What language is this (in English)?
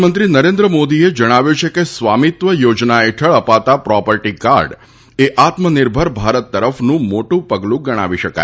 Gujarati